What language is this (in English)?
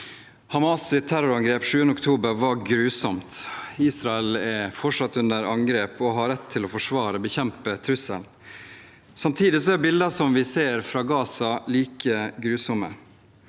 Norwegian